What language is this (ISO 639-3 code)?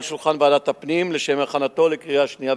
heb